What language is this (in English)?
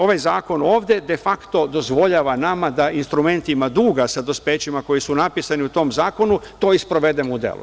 Serbian